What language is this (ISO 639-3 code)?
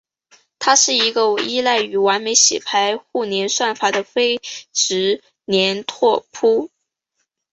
zho